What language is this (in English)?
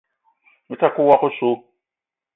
Eton (Cameroon)